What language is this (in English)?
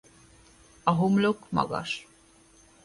Hungarian